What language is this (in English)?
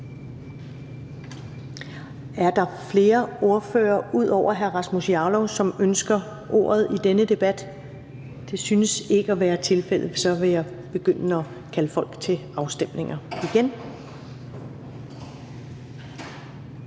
Danish